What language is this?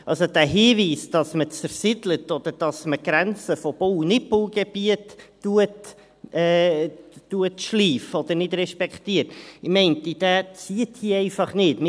Swiss German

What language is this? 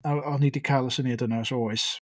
Welsh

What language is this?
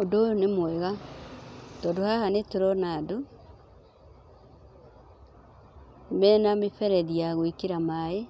Kikuyu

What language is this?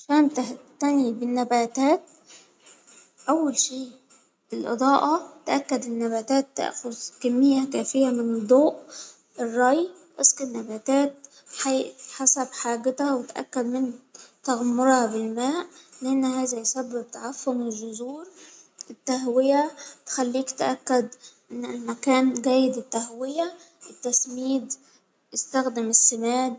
Hijazi Arabic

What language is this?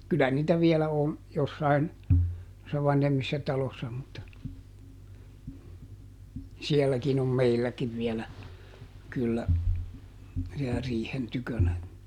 Finnish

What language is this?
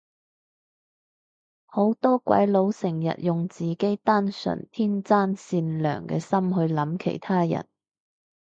Cantonese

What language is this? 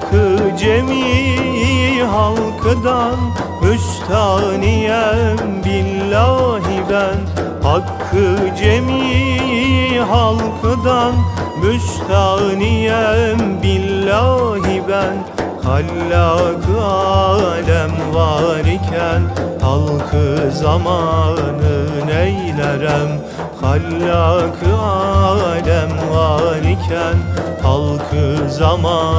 Turkish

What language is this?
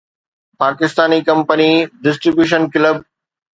Sindhi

